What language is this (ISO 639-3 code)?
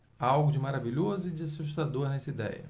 por